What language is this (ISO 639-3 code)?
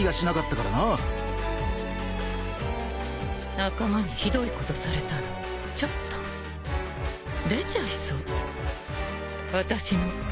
jpn